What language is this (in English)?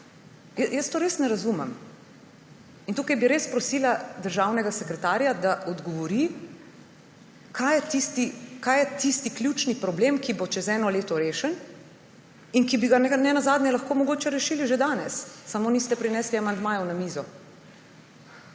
Slovenian